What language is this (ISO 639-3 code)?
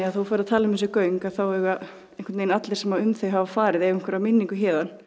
isl